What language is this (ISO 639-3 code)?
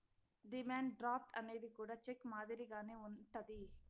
tel